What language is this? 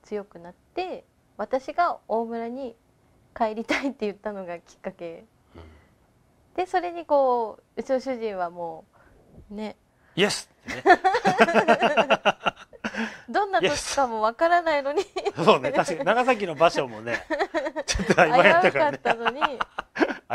Japanese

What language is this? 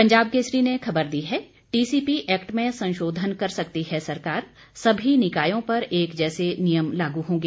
Hindi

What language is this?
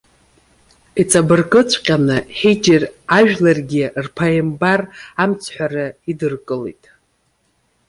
Abkhazian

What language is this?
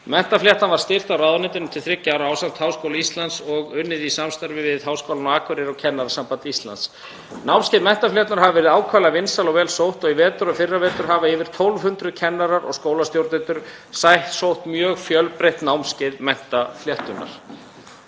Icelandic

